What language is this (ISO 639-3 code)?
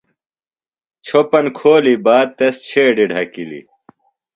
phl